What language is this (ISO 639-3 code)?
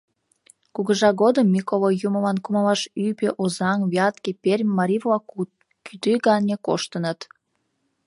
chm